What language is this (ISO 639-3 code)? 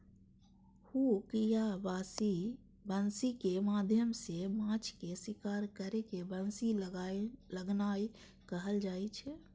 mai